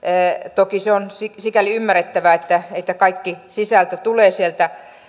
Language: Finnish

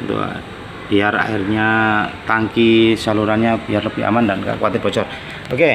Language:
Indonesian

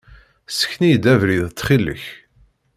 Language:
Kabyle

